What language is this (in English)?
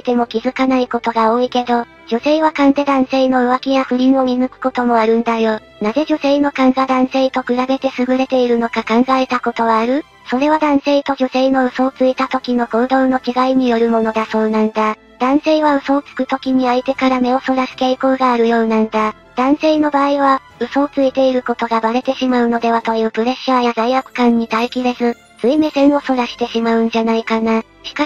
Japanese